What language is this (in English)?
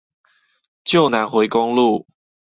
Chinese